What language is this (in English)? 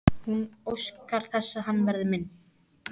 Icelandic